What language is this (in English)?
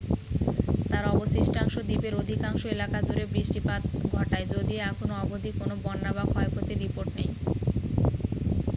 Bangla